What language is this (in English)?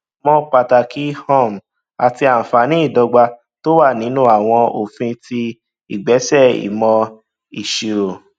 Yoruba